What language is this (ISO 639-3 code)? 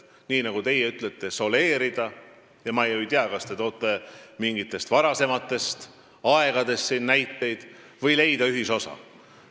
est